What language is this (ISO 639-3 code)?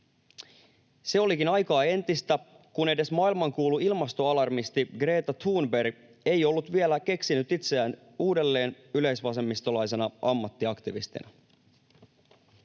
fin